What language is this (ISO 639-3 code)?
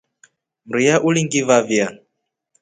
rof